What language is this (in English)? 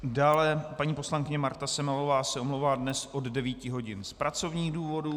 Czech